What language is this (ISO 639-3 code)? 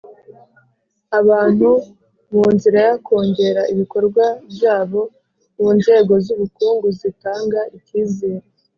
kin